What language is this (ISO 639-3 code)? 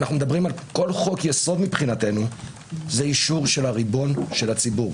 heb